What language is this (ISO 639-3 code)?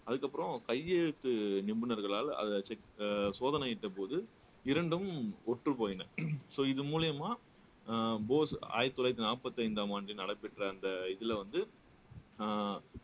tam